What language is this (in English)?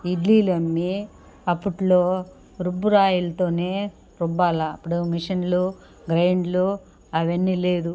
Telugu